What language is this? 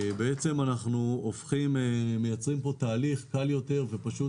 Hebrew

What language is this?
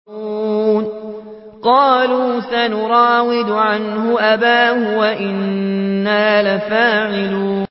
Arabic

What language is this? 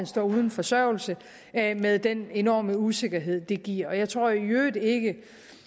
Danish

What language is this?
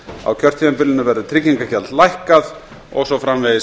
Icelandic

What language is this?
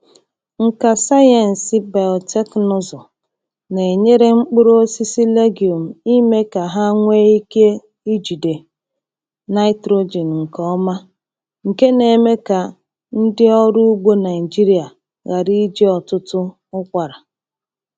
Igbo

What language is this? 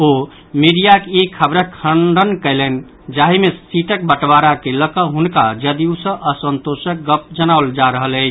Maithili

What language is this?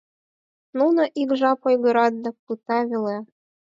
Mari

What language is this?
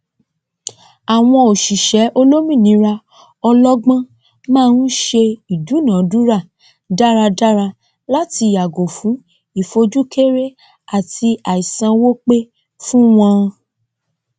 Yoruba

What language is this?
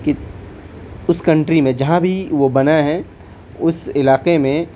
Urdu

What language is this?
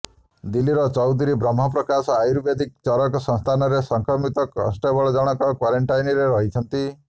Odia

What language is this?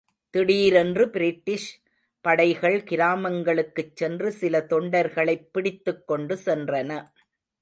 Tamil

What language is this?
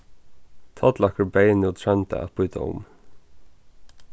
Faroese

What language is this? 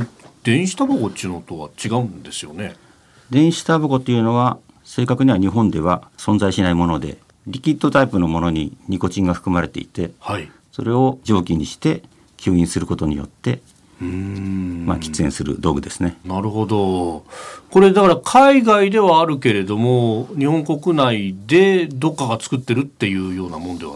Japanese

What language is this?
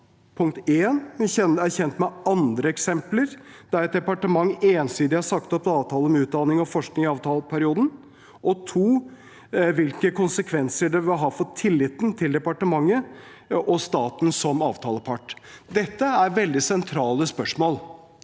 Norwegian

